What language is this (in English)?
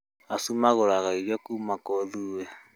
Kikuyu